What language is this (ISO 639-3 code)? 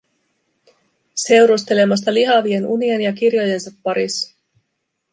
fin